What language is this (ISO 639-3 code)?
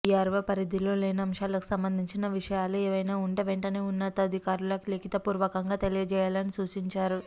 tel